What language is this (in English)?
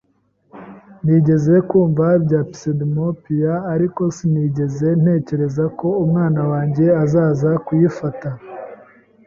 Kinyarwanda